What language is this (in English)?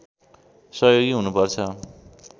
Nepali